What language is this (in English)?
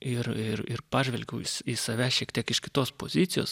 Lithuanian